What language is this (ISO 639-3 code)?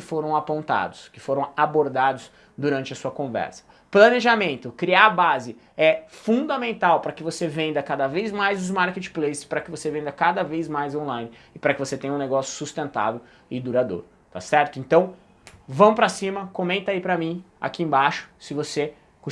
por